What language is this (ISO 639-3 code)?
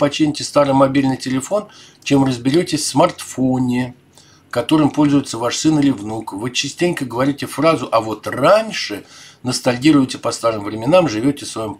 rus